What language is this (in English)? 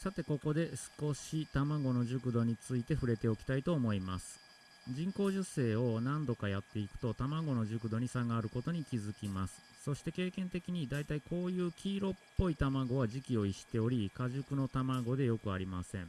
Japanese